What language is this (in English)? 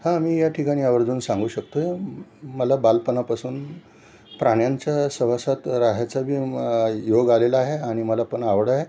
Marathi